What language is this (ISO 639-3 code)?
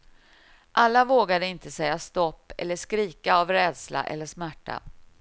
swe